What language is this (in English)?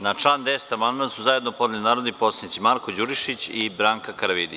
Serbian